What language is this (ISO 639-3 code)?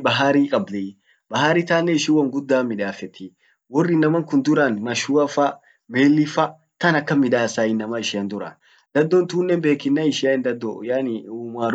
orc